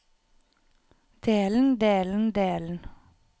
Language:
Norwegian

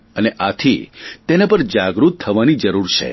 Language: Gujarati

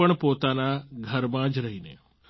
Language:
Gujarati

